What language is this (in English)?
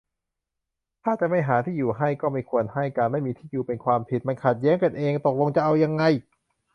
Thai